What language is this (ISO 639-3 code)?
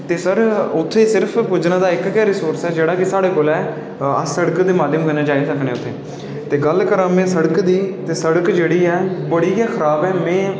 doi